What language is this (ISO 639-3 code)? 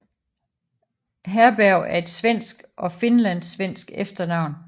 dan